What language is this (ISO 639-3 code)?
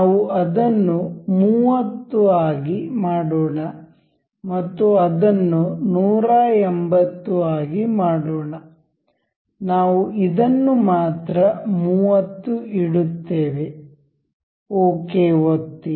kan